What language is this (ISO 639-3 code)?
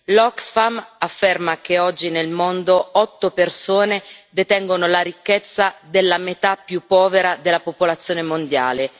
ita